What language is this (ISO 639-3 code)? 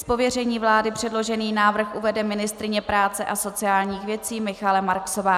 ces